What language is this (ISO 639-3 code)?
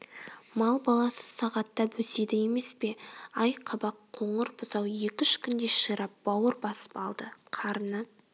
kaz